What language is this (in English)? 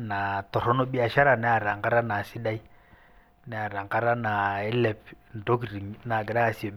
Masai